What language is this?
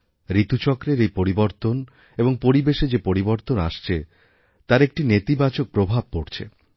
Bangla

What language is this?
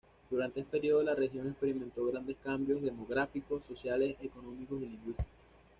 Spanish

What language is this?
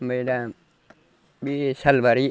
Bodo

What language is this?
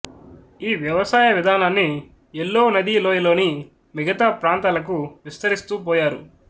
Telugu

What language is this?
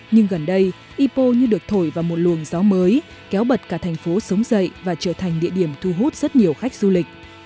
Vietnamese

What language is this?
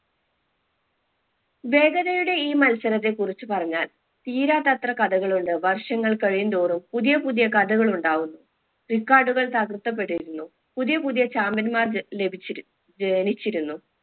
Malayalam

